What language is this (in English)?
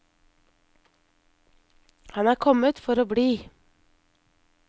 Norwegian